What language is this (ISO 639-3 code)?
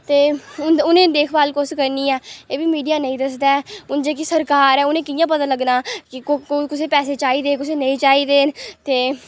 doi